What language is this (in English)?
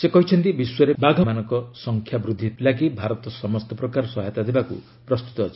Odia